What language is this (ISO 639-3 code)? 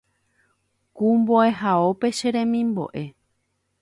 grn